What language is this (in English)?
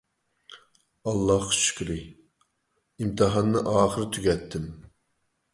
Uyghur